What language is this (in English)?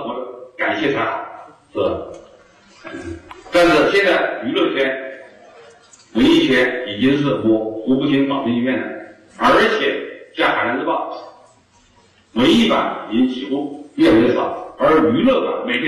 Chinese